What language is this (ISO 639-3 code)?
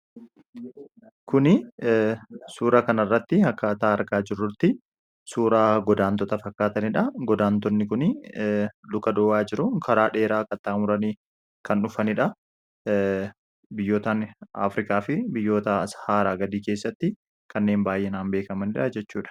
orm